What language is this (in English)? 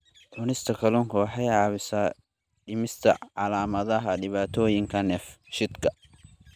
Somali